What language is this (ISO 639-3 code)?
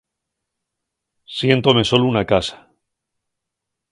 ast